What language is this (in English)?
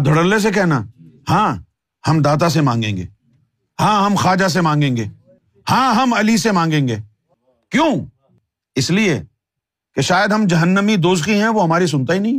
Urdu